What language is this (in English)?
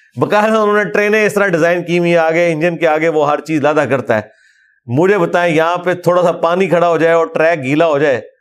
Urdu